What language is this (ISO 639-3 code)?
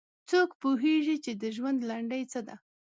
pus